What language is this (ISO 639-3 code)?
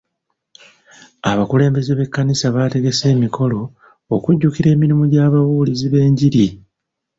lug